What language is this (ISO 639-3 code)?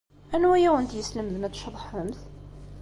kab